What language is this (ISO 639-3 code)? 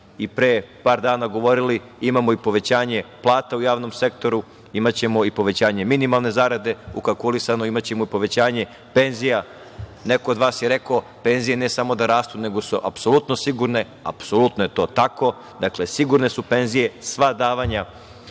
srp